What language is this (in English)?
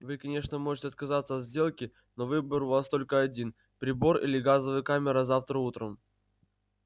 Russian